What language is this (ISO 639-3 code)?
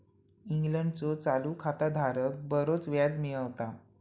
mar